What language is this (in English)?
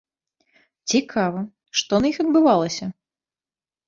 Belarusian